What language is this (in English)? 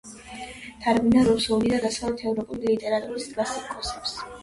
Georgian